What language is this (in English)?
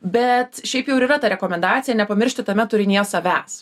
Lithuanian